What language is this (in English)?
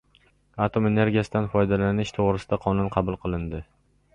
Uzbek